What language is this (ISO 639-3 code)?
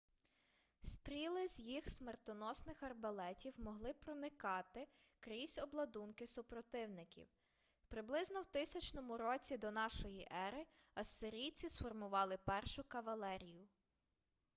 ukr